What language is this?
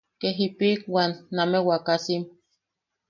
Yaqui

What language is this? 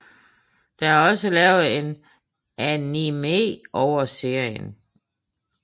Danish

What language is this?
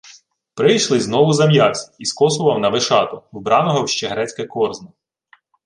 Ukrainian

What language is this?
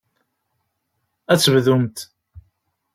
Kabyle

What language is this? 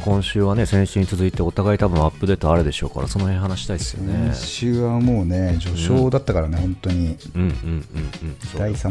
Japanese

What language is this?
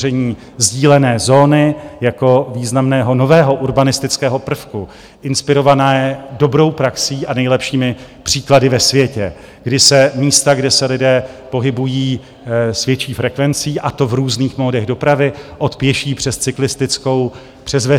Czech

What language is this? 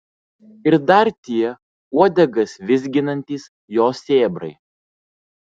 Lithuanian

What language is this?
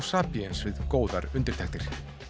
Icelandic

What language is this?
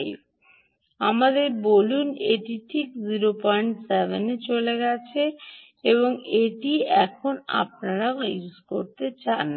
Bangla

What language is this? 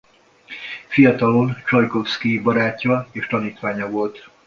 Hungarian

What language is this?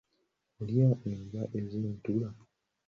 Ganda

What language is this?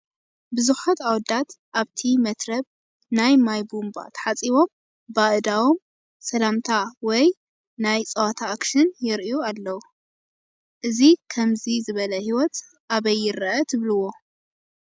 Tigrinya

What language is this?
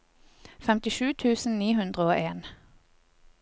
Norwegian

